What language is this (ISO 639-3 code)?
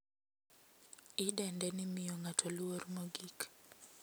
luo